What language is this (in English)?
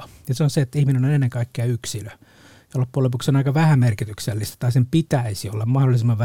Finnish